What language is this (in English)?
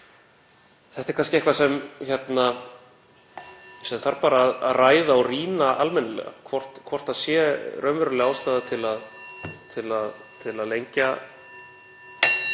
Icelandic